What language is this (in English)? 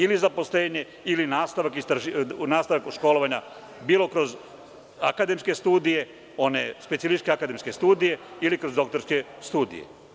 Serbian